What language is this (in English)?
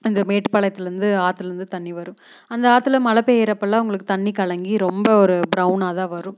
Tamil